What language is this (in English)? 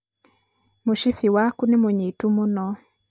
Kikuyu